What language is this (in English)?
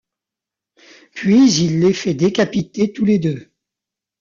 French